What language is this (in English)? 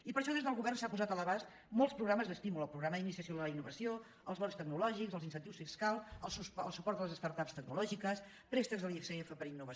Catalan